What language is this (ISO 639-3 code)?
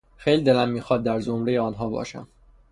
fas